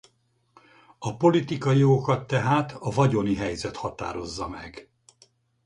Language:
Hungarian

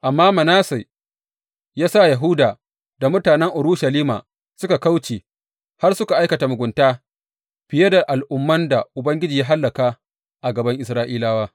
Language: Hausa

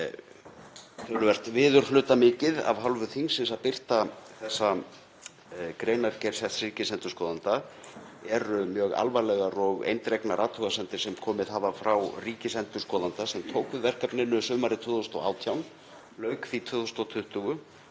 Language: Icelandic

